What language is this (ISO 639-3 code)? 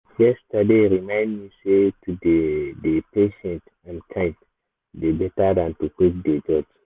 pcm